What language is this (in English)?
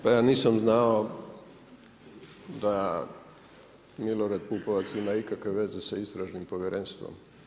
Croatian